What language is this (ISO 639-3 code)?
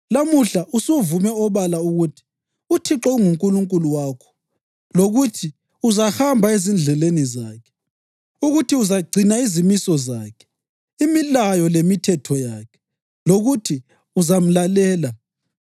nde